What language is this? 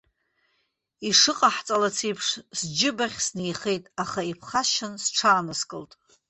Abkhazian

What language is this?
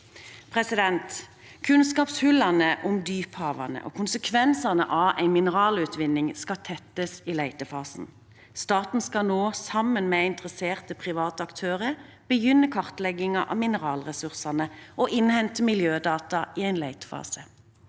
Norwegian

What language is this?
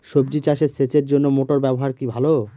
Bangla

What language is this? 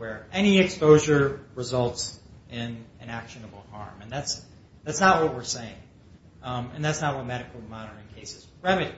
English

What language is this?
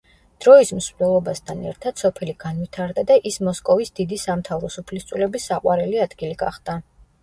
Georgian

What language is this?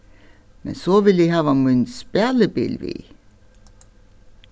Faroese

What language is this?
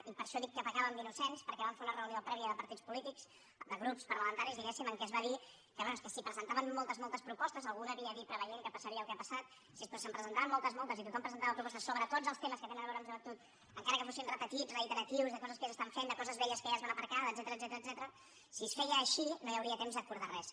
Catalan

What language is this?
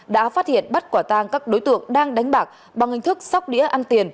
Vietnamese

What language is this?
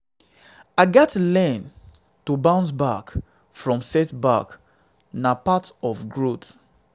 Nigerian Pidgin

